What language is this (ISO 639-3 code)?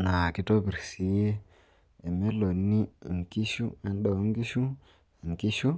mas